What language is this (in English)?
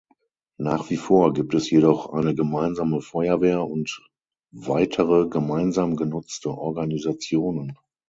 German